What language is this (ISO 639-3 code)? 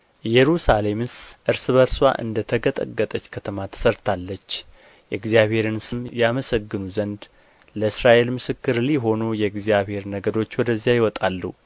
amh